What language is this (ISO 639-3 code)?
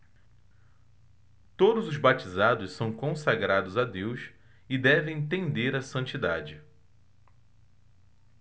por